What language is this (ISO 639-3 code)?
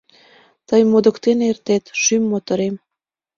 chm